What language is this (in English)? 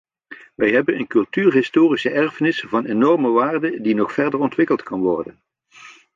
Dutch